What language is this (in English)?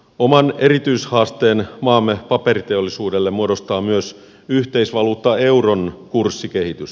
Finnish